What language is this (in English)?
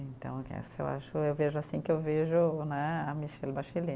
Portuguese